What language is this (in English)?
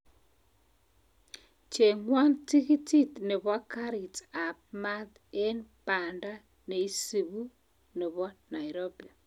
Kalenjin